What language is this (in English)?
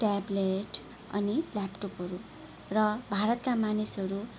Nepali